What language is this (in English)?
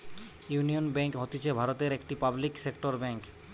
Bangla